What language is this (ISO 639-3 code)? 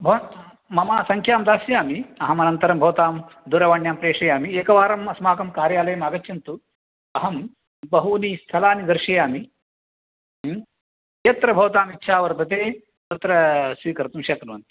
san